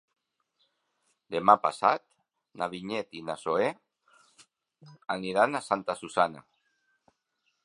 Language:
Catalan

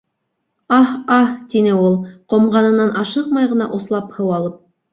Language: Bashkir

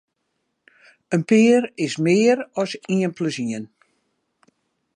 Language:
Western Frisian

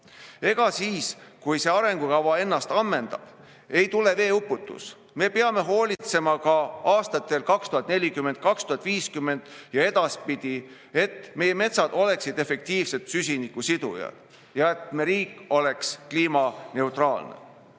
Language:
Estonian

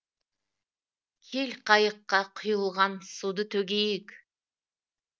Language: Kazakh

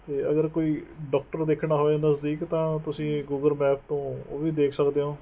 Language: Punjabi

